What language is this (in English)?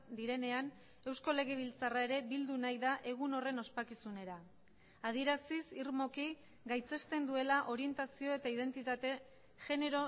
Basque